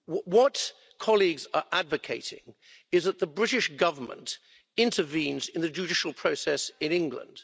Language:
English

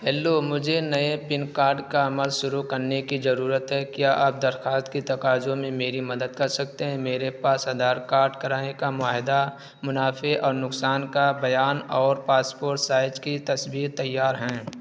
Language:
Urdu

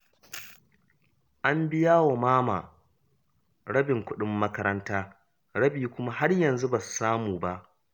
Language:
Hausa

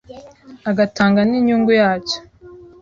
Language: Kinyarwanda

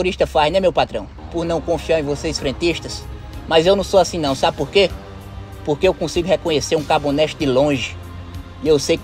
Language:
Portuguese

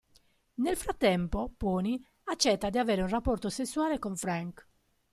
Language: Italian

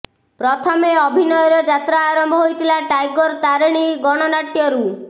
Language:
Odia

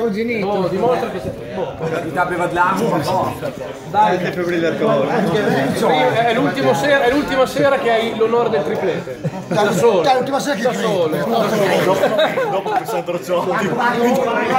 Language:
Italian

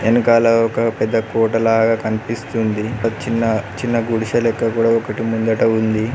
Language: Telugu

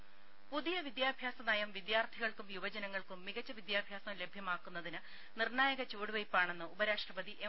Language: Malayalam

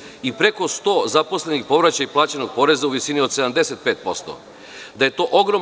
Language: Serbian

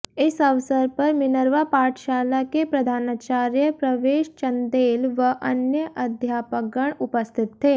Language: Hindi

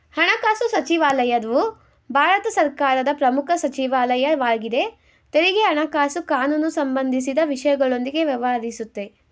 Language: Kannada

